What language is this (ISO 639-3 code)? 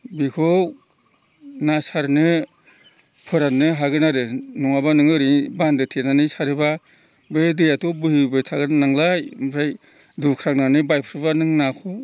brx